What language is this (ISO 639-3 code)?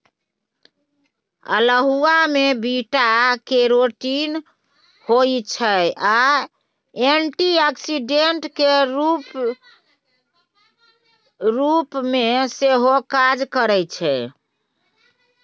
mai